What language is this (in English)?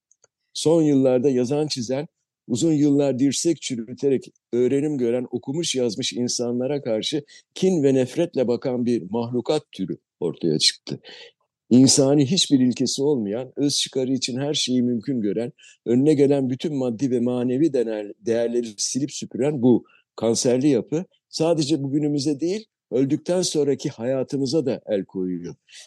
Turkish